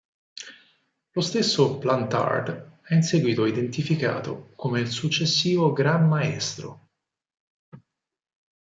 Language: Italian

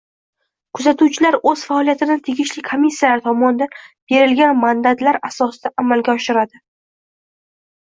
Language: Uzbek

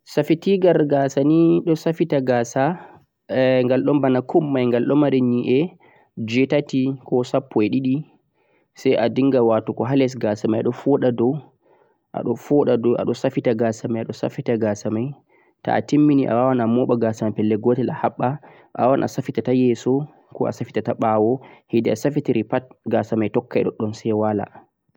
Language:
Central-Eastern Niger Fulfulde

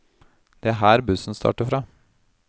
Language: Norwegian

